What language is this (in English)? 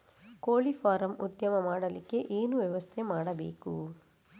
Kannada